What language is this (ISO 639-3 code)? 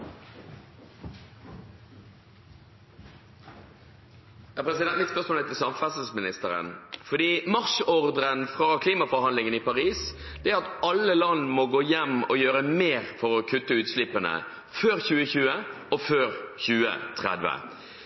nob